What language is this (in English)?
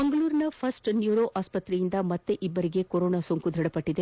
Kannada